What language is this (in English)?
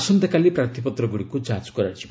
Odia